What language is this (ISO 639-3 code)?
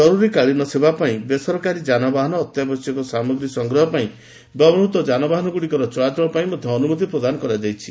ori